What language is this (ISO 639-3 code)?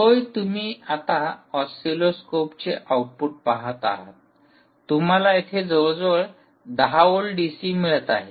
mar